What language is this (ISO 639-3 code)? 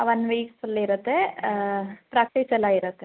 kan